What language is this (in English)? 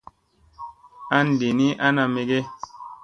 Musey